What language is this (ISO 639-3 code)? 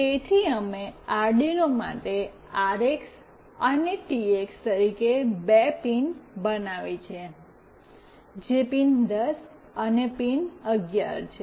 guj